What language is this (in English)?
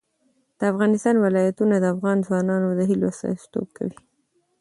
Pashto